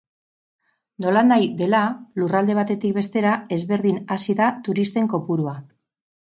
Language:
Basque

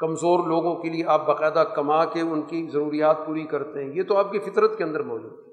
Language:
Urdu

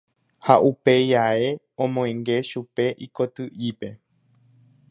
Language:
Guarani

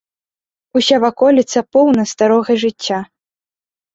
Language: Belarusian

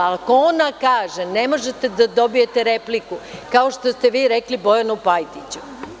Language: Serbian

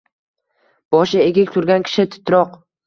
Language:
Uzbek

